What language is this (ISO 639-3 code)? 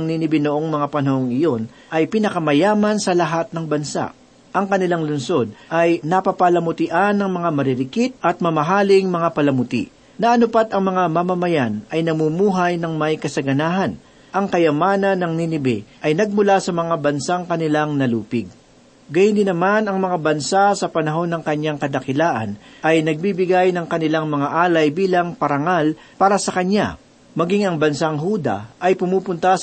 fil